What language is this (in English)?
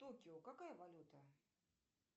Russian